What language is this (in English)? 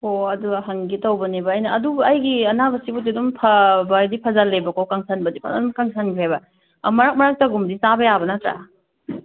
Manipuri